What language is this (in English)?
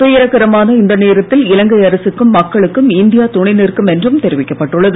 Tamil